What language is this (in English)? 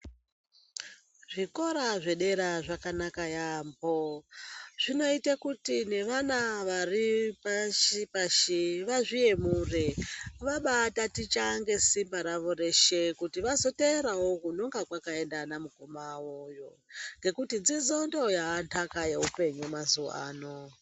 Ndau